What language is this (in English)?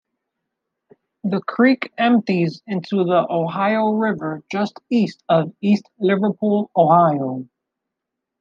English